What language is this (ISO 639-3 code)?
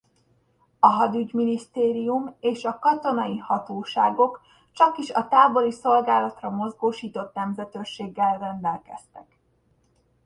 hun